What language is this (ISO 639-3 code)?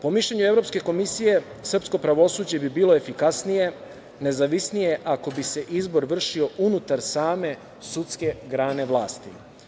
srp